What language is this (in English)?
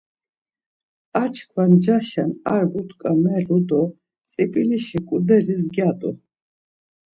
Laz